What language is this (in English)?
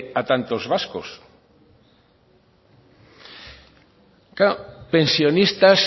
Spanish